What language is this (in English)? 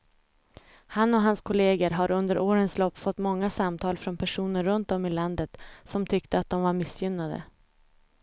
Swedish